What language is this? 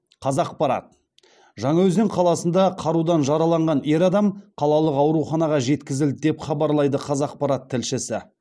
Kazakh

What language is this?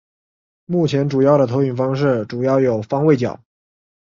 Chinese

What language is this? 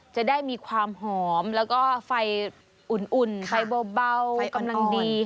Thai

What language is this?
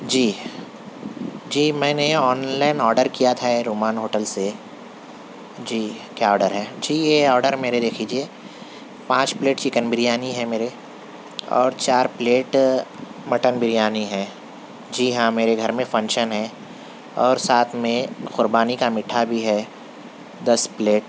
Urdu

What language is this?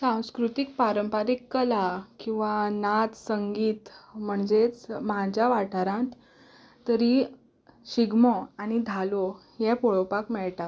Konkani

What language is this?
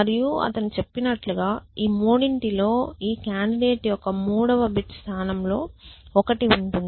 Telugu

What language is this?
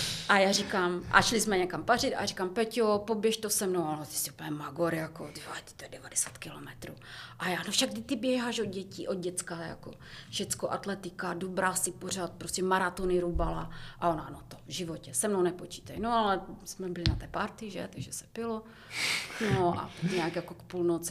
Czech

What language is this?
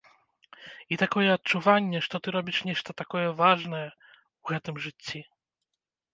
Belarusian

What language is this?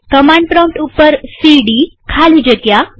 Gujarati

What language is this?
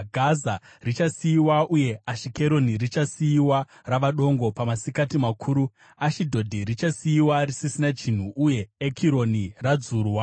Shona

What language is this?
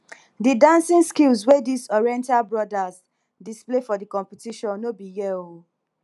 Nigerian Pidgin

